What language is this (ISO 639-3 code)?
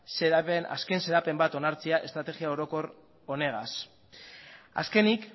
eus